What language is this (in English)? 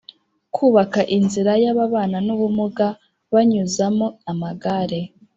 Kinyarwanda